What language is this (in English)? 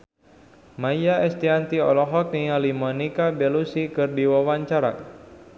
Sundanese